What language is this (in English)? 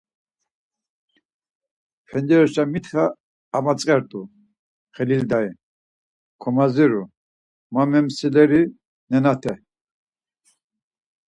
Laz